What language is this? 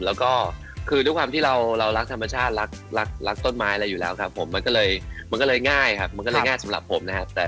Thai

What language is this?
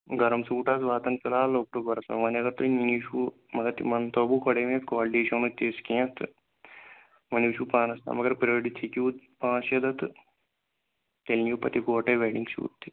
Kashmiri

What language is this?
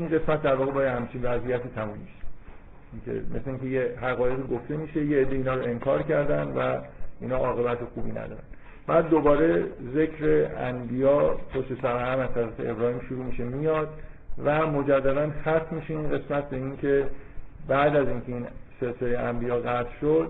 Persian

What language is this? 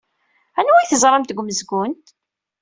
Kabyle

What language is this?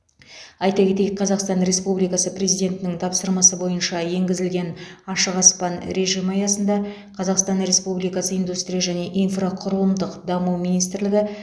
Kazakh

